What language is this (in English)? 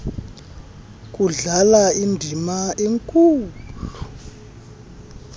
Xhosa